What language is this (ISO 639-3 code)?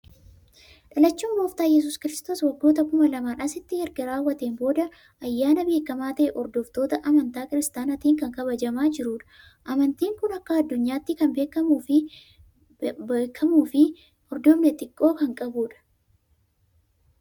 orm